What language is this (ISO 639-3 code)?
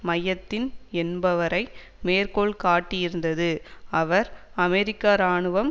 tam